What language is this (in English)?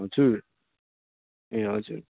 Nepali